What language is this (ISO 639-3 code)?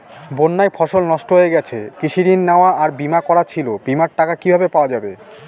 ben